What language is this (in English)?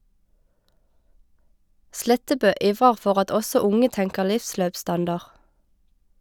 Norwegian